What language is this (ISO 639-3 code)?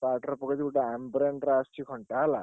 ori